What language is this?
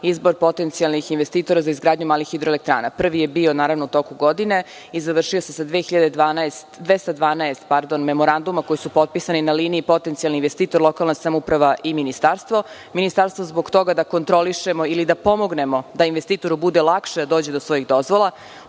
Serbian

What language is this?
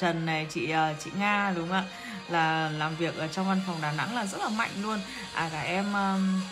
Vietnamese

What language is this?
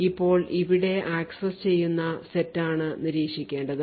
Malayalam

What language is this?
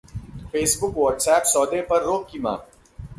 Hindi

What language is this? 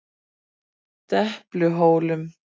Icelandic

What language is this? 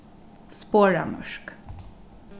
Faroese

